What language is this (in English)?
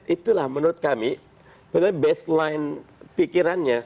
Indonesian